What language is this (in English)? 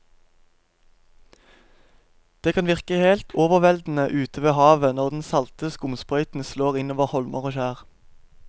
Norwegian